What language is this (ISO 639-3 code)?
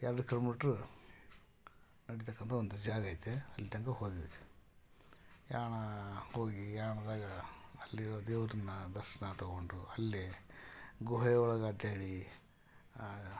kan